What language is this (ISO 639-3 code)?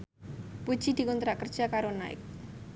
jav